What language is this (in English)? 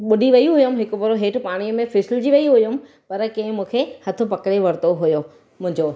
Sindhi